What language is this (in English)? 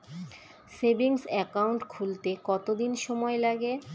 Bangla